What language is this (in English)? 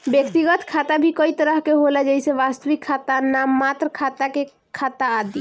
Bhojpuri